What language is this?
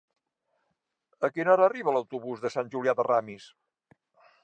Catalan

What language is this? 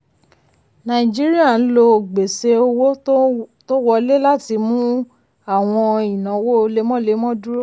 Yoruba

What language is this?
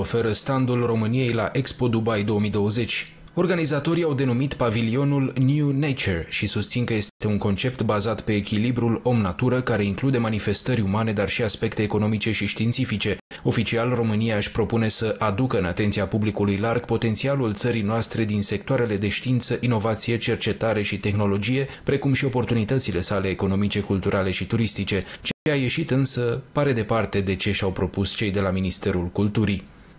Romanian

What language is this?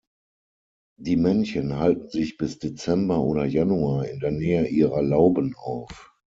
German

